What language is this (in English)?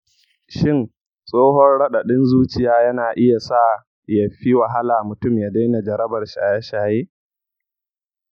Hausa